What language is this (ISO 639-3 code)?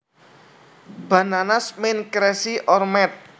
jav